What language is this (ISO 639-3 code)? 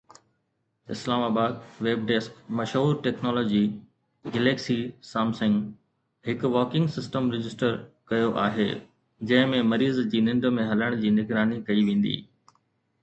snd